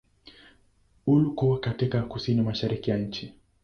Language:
Swahili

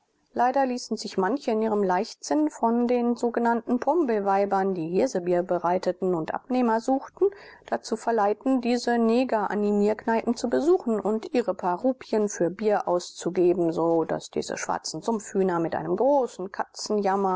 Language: German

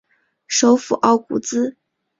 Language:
Chinese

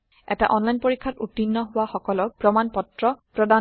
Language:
Assamese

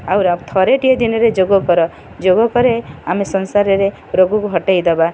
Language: Odia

